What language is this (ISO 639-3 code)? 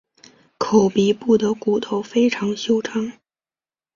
zho